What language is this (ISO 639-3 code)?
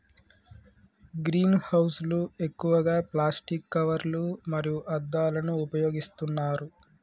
tel